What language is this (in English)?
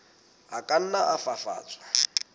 Southern Sotho